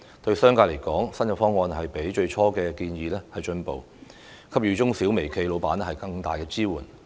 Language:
Cantonese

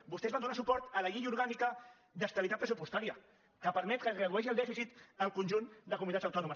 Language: Catalan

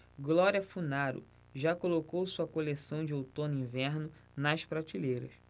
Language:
Portuguese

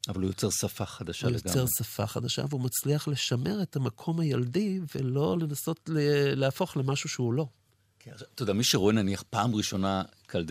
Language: Hebrew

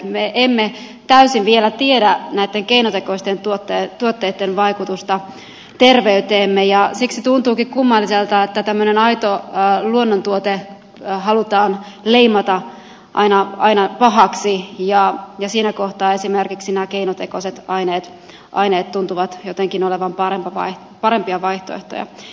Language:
Finnish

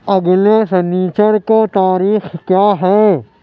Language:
Urdu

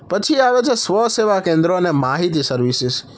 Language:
Gujarati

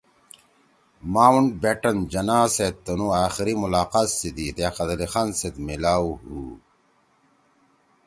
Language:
Torwali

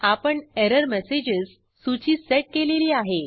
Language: Marathi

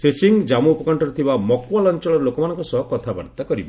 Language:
Odia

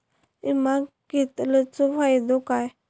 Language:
Marathi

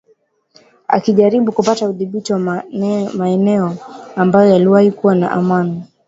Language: Swahili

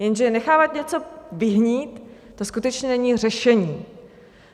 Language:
Czech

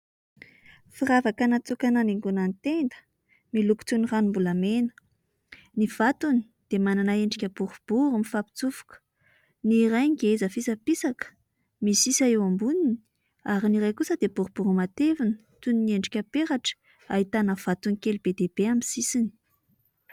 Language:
Malagasy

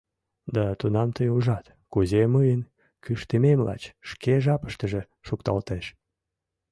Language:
Mari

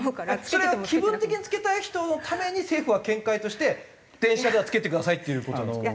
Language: Japanese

